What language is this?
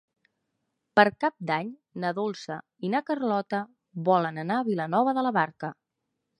Catalan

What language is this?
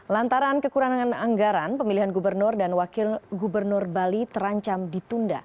Indonesian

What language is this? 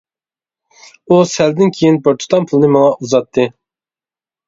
Uyghur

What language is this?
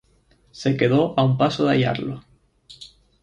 Spanish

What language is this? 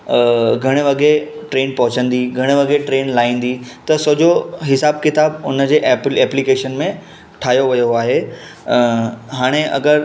Sindhi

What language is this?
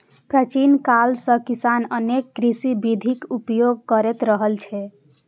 Maithili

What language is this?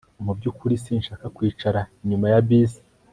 Kinyarwanda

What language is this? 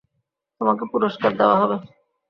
Bangla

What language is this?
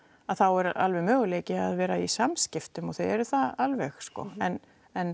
Icelandic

